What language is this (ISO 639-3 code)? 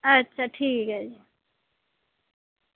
doi